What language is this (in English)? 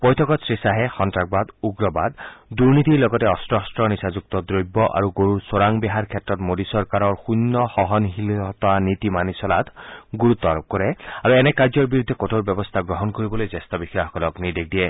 Assamese